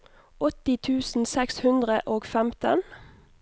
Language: Norwegian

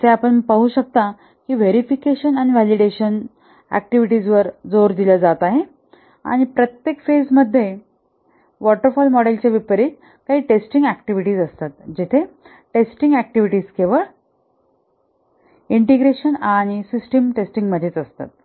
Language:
Marathi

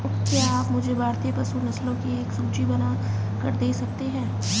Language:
Hindi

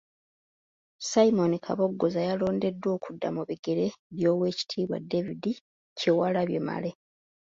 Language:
Ganda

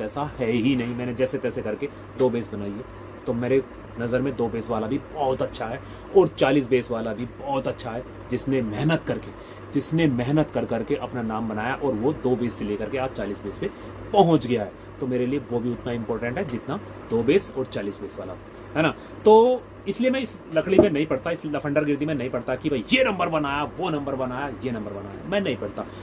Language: Hindi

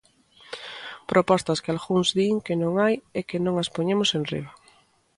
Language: Galician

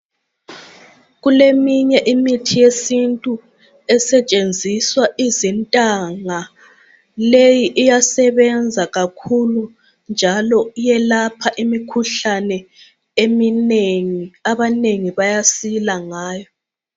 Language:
North Ndebele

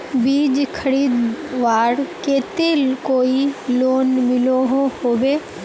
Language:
Magahi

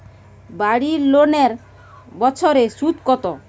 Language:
Bangla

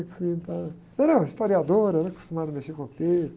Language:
Portuguese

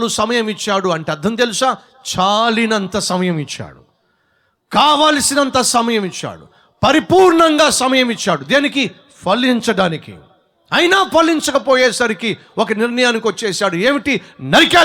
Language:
Telugu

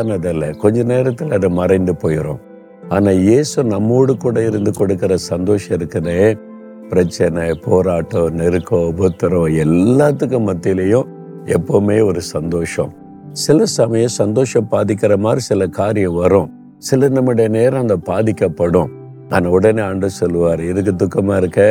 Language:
Tamil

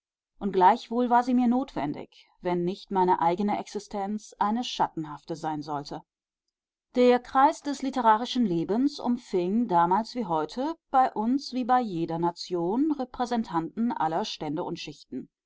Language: German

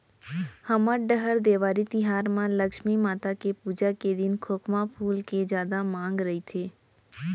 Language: Chhattisgarhi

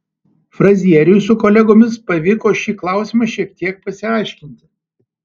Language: Lithuanian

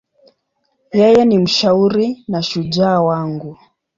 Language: Swahili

